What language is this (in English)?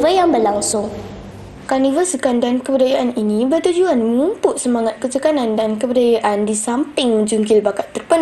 Malay